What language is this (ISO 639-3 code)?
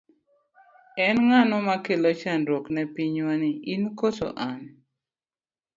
luo